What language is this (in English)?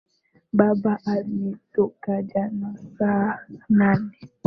Swahili